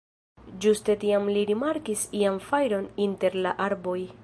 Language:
Esperanto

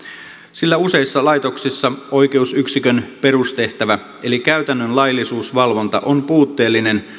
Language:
Finnish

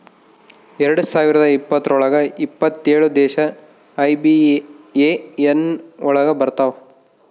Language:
Kannada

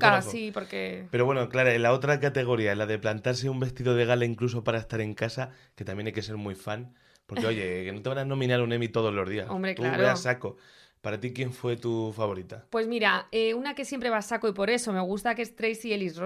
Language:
Spanish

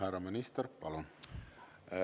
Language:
Estonian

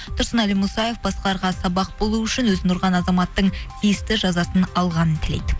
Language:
Kazakh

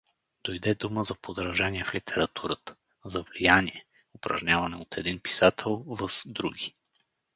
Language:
Bulgarian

